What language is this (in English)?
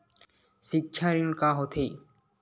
Chhattisgarhi